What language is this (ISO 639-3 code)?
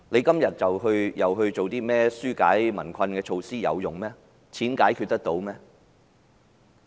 yue